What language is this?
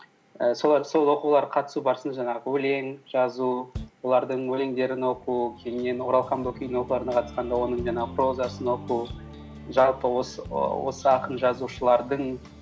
Kazakh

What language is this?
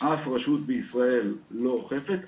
Hebrew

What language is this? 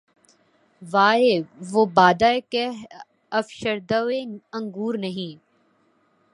Urdu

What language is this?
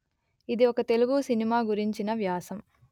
Telugu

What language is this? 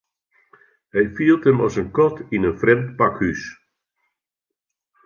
Western Frisian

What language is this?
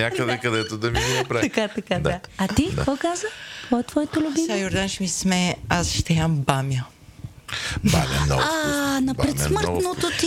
Bulgarian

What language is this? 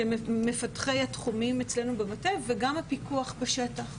Hebrew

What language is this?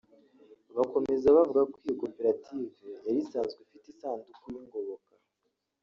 Kinyarwanda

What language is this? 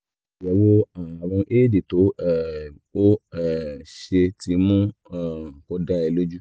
Yoruba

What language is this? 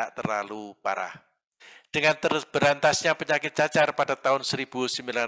Indonesian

